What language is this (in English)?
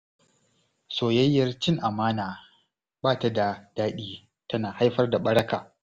Hausa